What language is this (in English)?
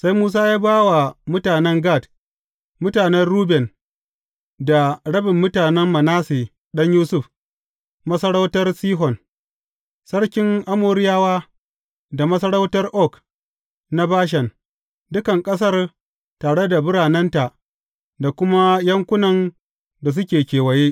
Hausa